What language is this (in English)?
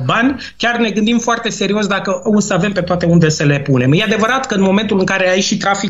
Romanian